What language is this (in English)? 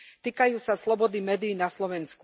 Slovak